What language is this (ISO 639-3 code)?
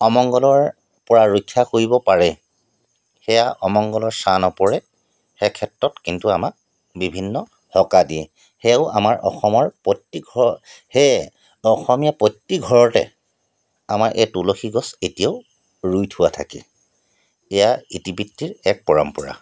asm